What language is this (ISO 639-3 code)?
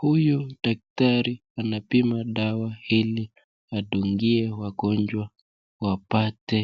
swa